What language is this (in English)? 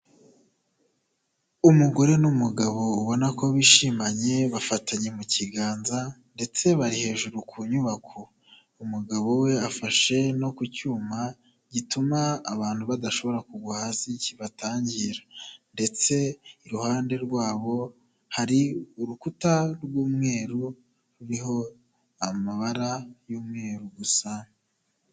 Kinyarwanda